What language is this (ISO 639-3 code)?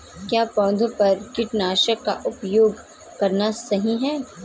hin